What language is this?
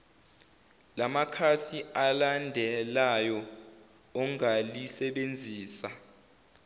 Zulu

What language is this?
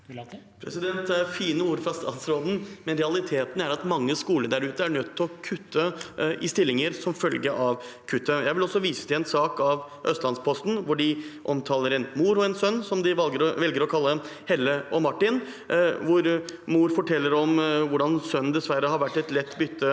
Norwegian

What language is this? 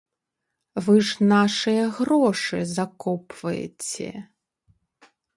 Belarusian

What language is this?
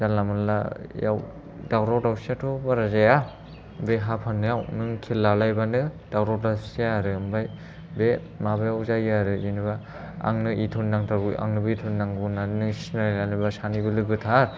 Bodo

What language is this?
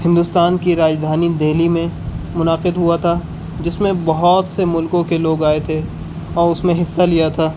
Urdu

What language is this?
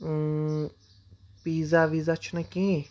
Kashmiri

